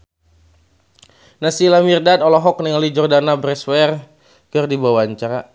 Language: Sundanese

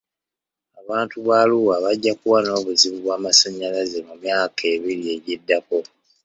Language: Ganda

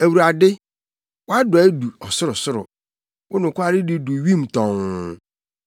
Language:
Akan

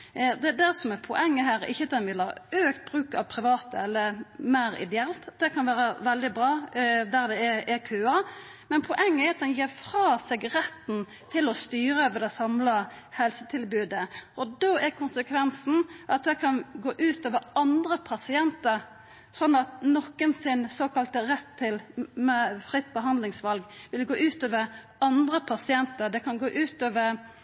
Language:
Norwegian Nynorsk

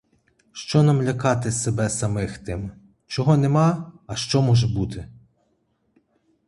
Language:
Ukrainian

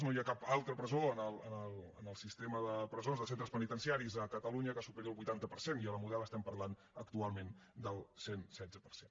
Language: Catalan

